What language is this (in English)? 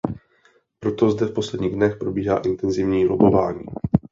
Czech